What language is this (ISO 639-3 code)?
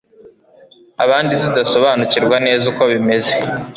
kin